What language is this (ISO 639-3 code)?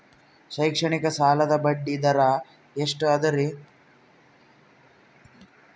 kan